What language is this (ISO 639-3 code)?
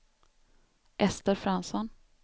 swe